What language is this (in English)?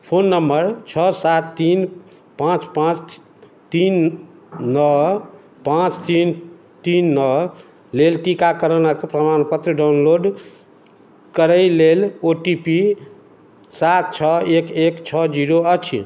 Maithili